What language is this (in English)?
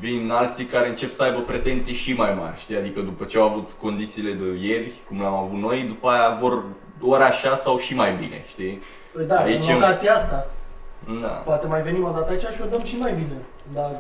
Romanian